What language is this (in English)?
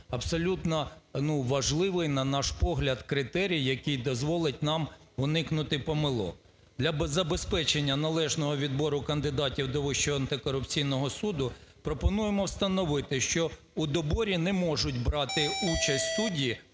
Ukrainian